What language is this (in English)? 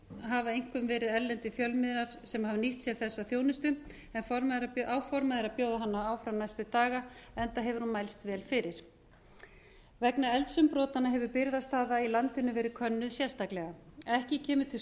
Icelandic